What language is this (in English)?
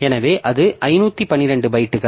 Tamil